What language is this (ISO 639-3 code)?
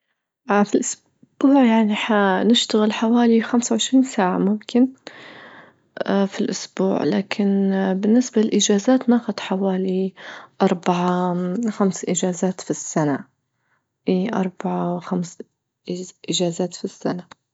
ayl